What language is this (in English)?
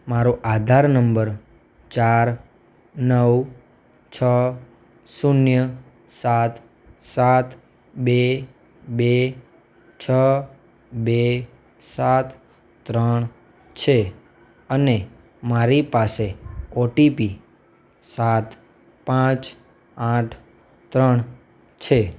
Gujarati